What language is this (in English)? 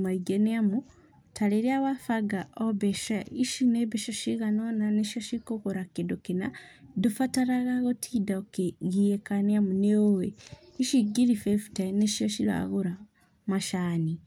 Kikuyu